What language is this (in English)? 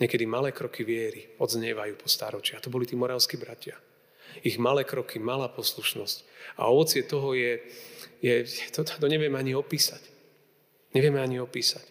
Slovak